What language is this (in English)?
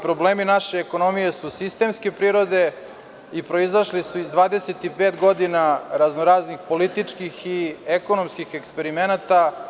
Serbian